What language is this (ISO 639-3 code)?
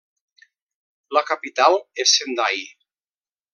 cat